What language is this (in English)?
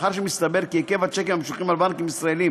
Hebrew